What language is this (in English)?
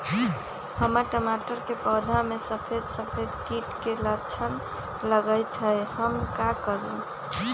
Magahi